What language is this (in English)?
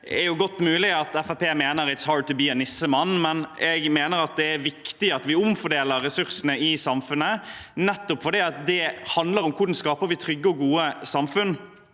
Norwegian